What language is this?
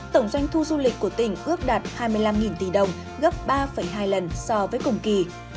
Vietnamese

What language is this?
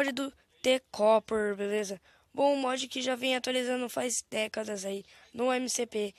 Portuguese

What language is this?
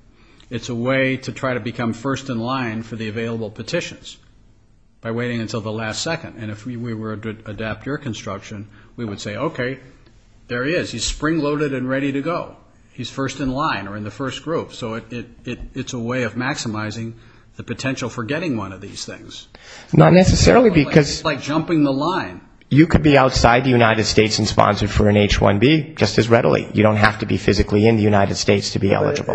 English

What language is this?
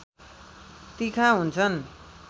Nepali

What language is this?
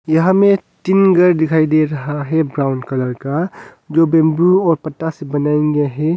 Hindi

